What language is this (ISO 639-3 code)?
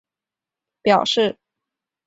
zho